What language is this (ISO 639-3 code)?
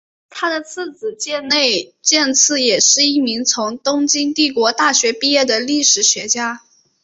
zho